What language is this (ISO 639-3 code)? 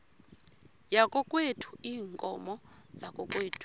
xho